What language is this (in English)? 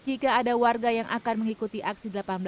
Indonesian